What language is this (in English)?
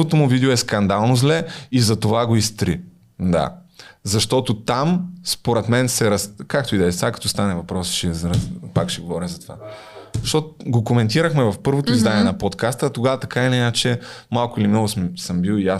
Bulgarian